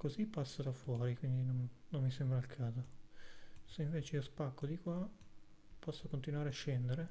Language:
Italian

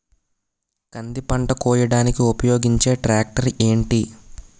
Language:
Telugu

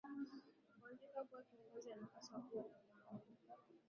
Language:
Swahili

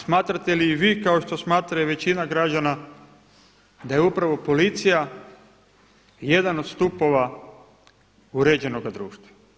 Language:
Croatian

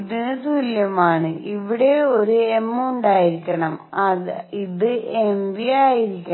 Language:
Malayalam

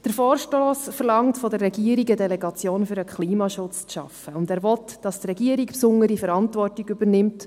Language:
Swiss German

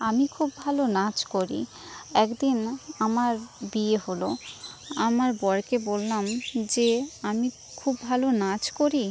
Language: Bangla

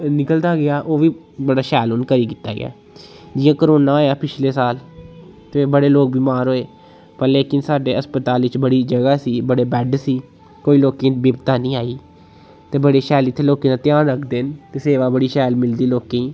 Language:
Dogri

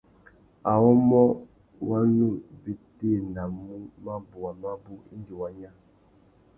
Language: Tuki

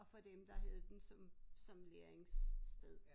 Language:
Danish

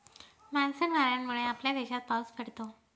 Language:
Marathi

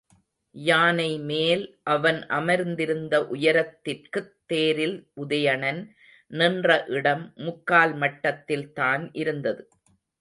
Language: Tamil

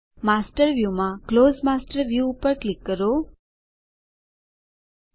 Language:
Gujarati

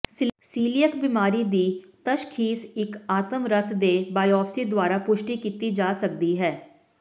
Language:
Punjabi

